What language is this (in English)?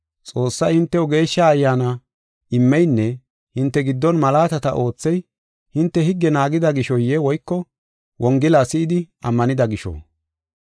Gofa